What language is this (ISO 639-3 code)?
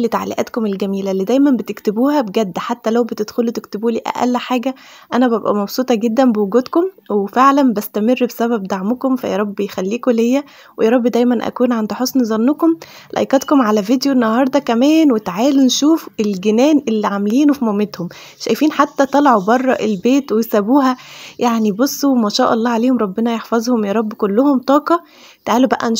ara